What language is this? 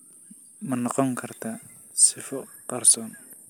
Somali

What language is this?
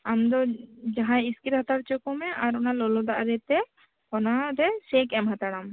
Santali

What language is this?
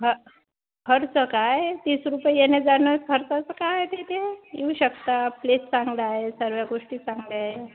Marathi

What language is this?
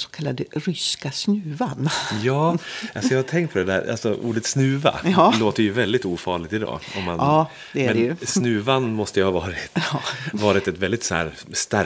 Swedish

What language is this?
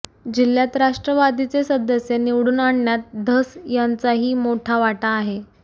Marathi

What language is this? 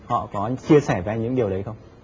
Vietnamese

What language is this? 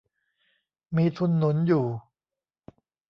Thai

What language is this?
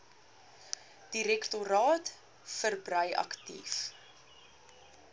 Afrikaans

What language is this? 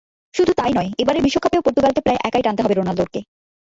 Bangla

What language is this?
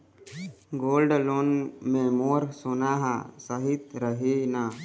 Chhattisgarhi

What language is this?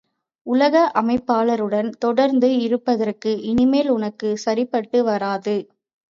Tamil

